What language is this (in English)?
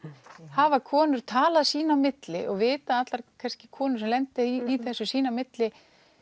Icelandic